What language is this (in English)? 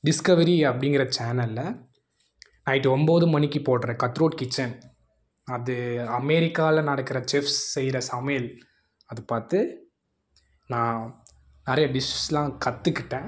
Tamil